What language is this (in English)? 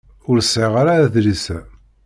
Kabyle